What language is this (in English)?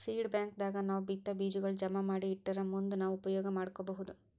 Kannada